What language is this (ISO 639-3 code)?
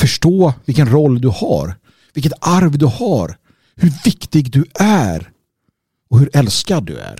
swe